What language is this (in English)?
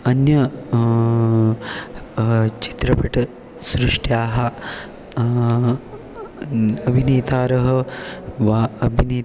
Sanskrit